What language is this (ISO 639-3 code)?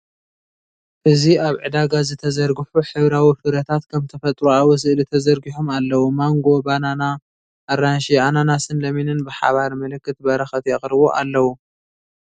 tir